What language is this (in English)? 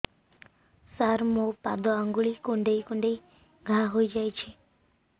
Odia